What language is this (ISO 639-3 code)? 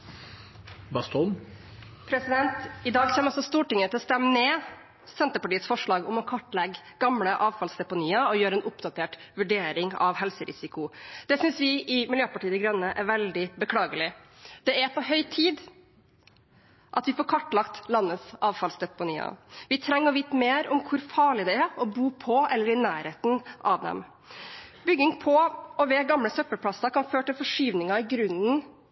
nob